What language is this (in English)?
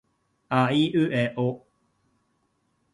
Japanese